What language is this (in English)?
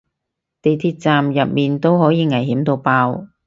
Cantonese